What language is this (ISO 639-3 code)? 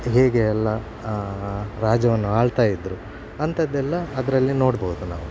kan